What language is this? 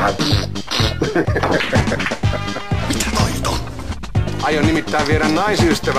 Finnish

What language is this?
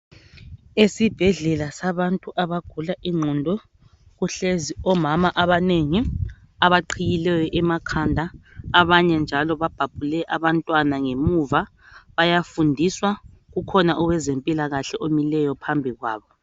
North Ndebele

